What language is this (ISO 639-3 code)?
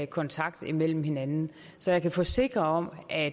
dan